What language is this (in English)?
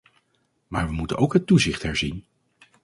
Dutch